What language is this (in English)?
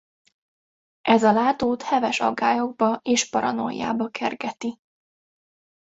Hungarian